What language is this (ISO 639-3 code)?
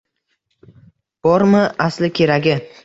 uzb